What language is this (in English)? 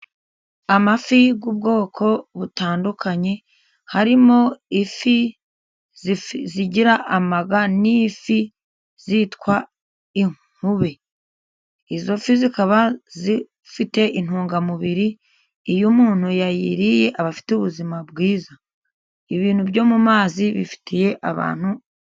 Kinyarwanda